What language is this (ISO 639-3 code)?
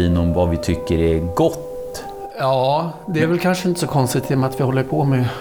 swe